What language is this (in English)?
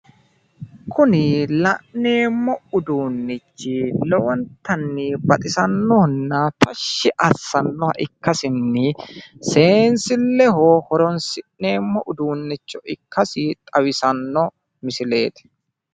Sidamo